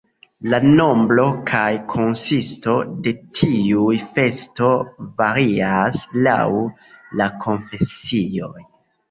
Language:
Esperanto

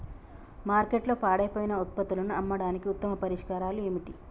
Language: Telugu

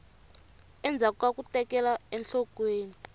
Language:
Tsonga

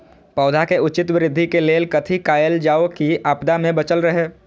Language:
Maithili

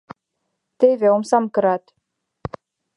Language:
Mari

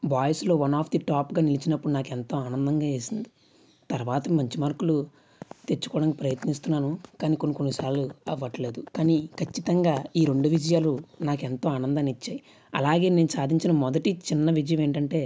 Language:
Telugu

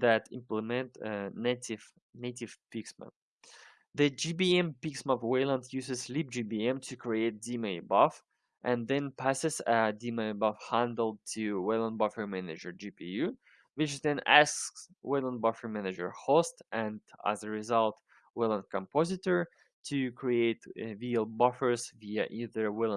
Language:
English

